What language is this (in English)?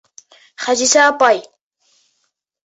Bashkir